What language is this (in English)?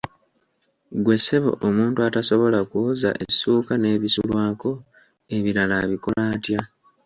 Ganda